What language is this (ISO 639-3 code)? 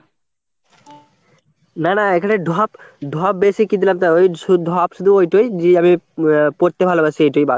ben